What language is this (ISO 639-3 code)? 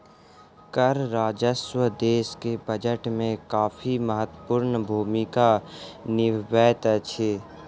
mai